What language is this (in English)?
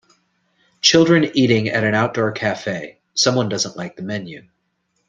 English